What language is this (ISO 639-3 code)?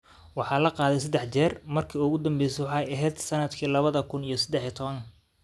som